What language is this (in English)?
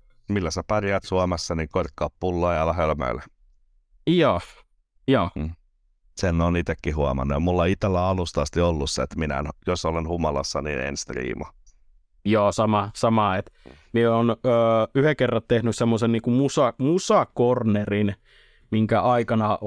Finnish